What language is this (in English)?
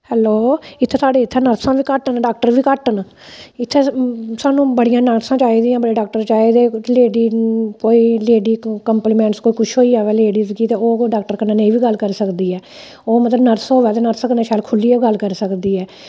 Dogri